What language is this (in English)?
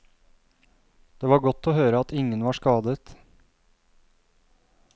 Norwegian